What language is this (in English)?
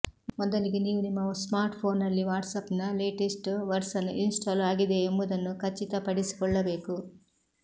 Kannada